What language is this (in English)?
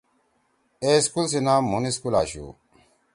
Torwali